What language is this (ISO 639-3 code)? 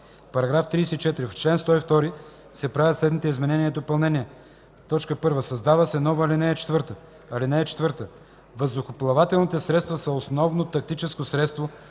bul